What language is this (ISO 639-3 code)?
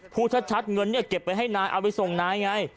tha